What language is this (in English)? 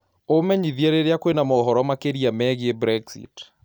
Kikuyu